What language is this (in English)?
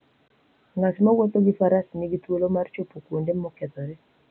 Luo (Kenya and Tanzania)